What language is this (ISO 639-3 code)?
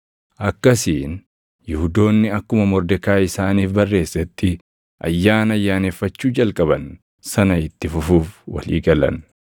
orm